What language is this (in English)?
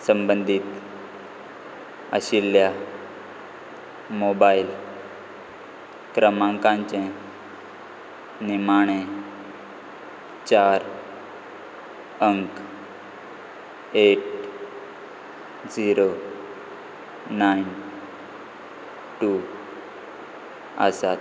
Konkani